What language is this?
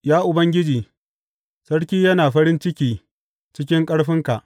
Hausa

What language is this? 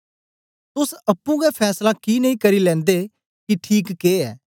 Dogri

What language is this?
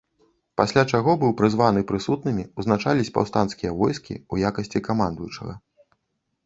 Belarusian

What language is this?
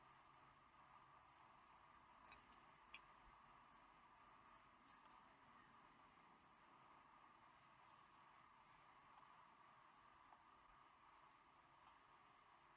English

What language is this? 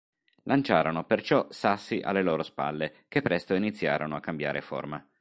Italian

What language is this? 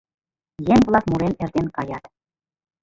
Mari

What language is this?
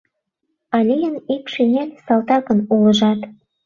Mari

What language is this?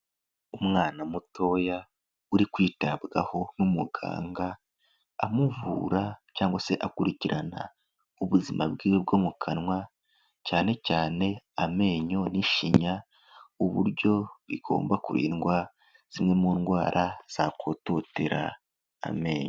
Kinyarwanda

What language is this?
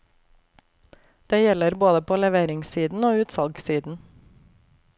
Norwegian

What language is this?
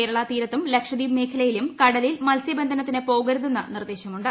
Malayalam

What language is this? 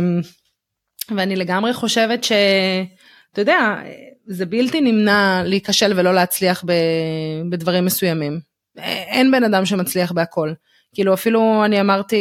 Hebrew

